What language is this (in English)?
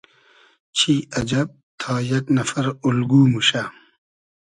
Hazaragi